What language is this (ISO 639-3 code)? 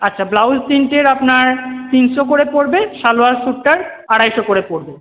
ben